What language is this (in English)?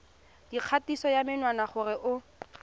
Tswana